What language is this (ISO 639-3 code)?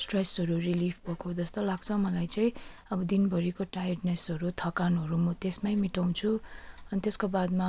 nep